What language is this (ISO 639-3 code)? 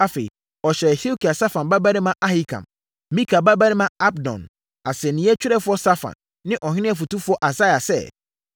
aka